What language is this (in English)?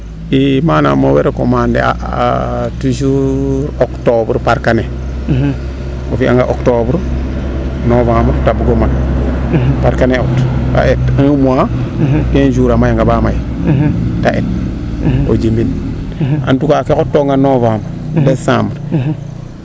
Serer